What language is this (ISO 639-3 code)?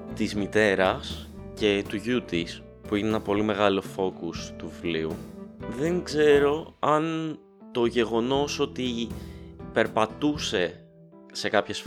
ell